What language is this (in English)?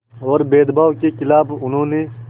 Hindi